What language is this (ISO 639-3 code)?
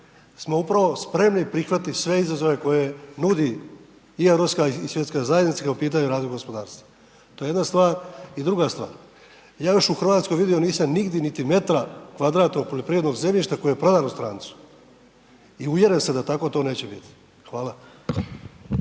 hrv